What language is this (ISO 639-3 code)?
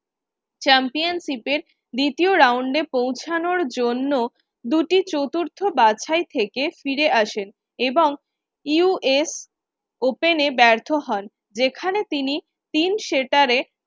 ben